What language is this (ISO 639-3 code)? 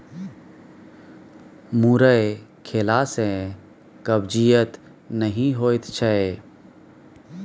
mai